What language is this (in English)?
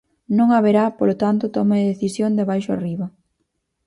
Galician